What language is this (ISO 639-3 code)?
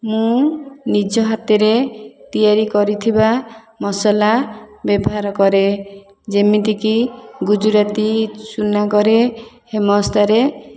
ori